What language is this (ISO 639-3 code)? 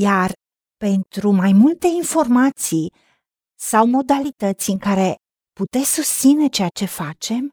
ron